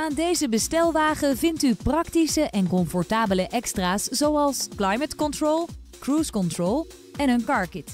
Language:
Dutch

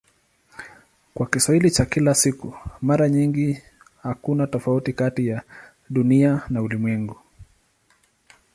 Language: Swahili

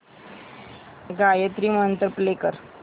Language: Marathi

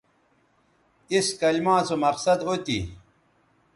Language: Bateri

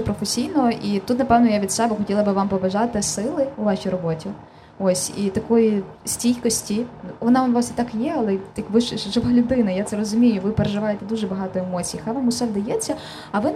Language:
Ukrainian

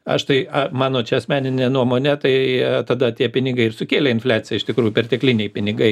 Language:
Lithuanian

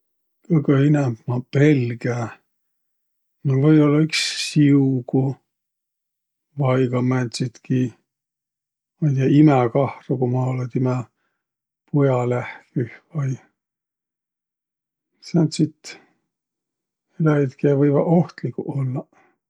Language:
Võro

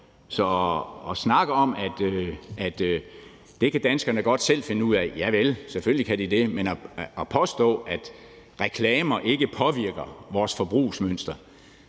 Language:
Danish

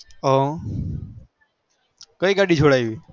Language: Gujarati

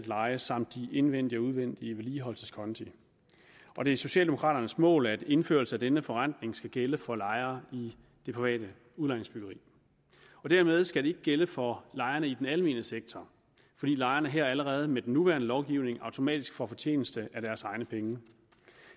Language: Danish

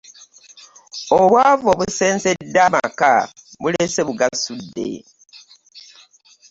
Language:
Ganda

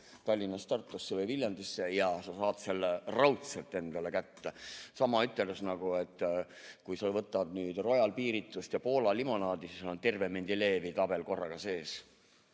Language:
Estonian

